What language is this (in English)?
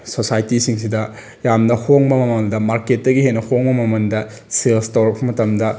Manipuri